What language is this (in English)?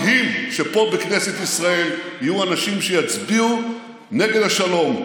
Hebrew